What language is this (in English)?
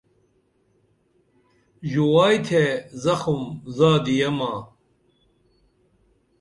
Dameli